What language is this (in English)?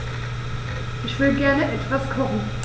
German